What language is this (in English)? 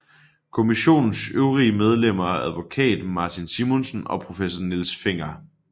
Danish